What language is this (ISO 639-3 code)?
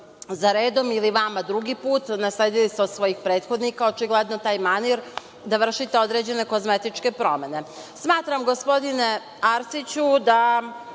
srp